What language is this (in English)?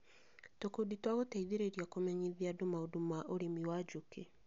Kikuyu